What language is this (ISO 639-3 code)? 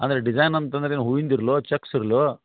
kan